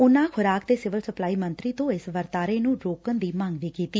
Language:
Punjabi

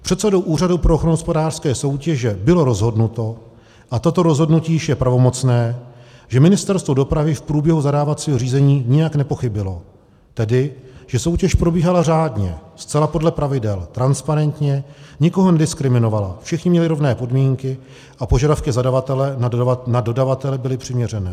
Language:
Czech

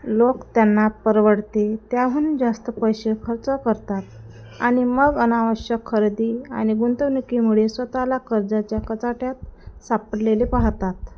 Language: Marathi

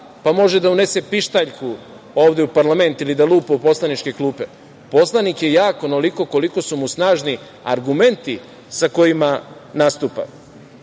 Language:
Serbian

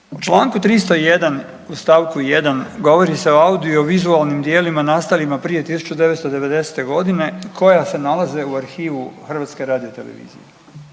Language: Croatian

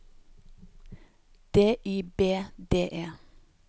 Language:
Norwegian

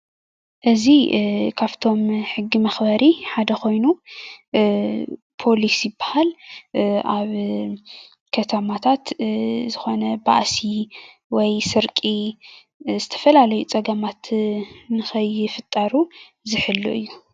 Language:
Tigrinya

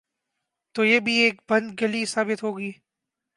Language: Urdu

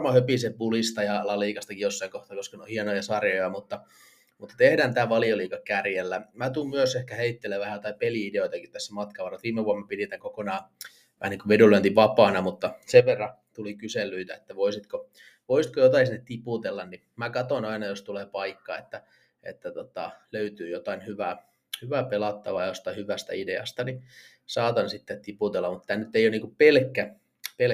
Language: Finnish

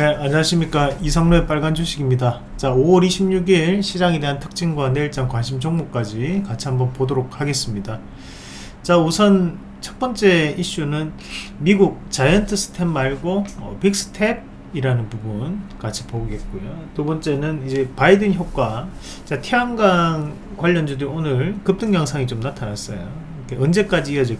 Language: Korean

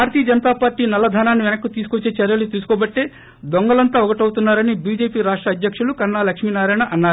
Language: Telugu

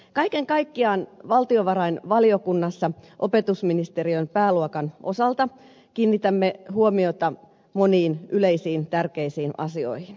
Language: Finnish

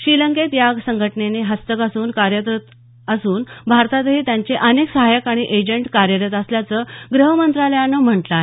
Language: Marathi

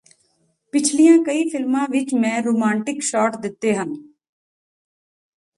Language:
Punjabi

